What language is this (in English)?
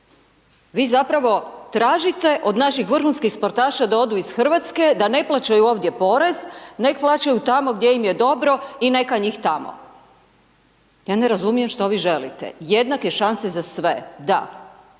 Croatian